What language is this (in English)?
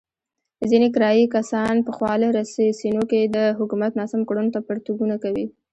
Pashto